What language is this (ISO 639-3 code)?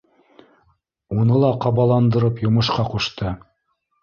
bak